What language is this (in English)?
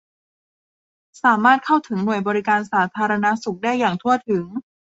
Thai